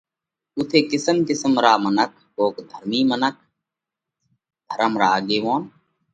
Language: Parkari Koli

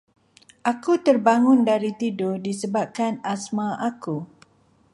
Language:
Malay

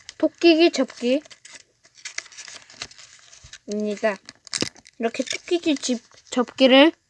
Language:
Korean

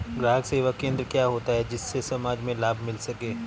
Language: Hindi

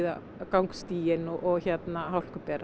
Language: Icelandic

